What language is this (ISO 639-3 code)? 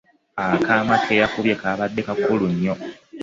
lug